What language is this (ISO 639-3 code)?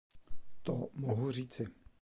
ces